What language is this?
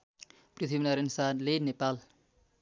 Nepali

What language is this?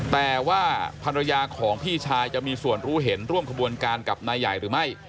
Thai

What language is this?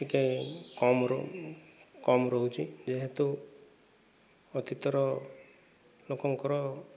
Odia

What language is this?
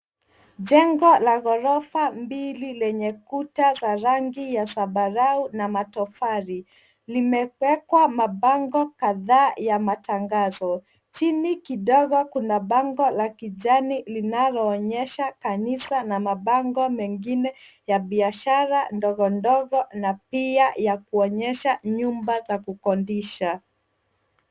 Swahili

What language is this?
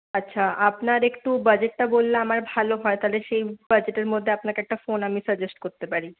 Bangla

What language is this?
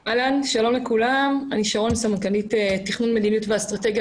Hebrew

